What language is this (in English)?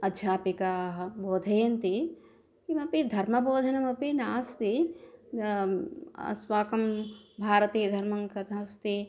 Sanskrit